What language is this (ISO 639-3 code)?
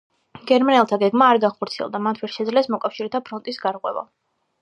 kat